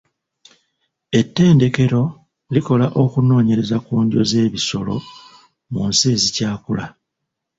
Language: Ganda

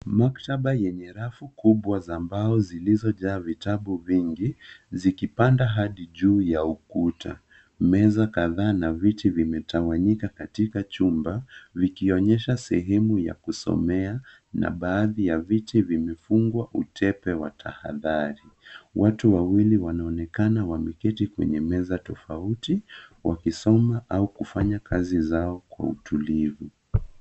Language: Swahili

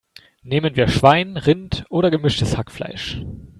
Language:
German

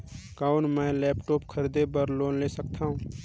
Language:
Chhattisgarhi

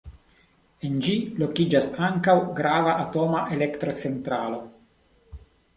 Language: Esperanto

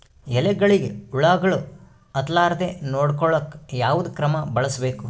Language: Kannada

